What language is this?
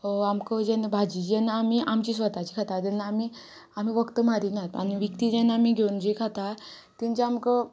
Konkani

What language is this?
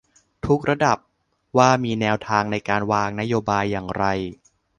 Thai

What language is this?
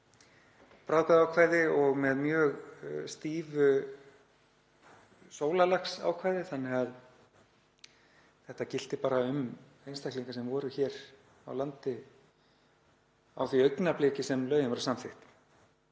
Icelandic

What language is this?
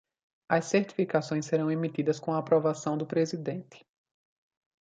Portuguese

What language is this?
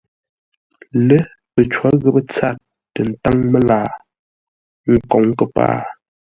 Ngombale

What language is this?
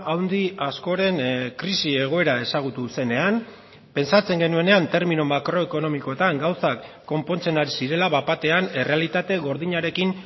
Basque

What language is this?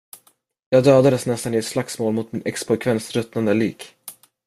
Swedish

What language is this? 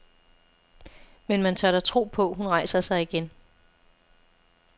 Danish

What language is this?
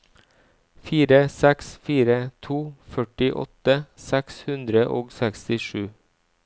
Norwegian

